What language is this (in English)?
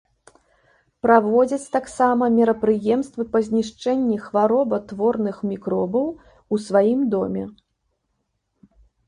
Belarusian